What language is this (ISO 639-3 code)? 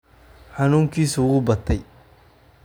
som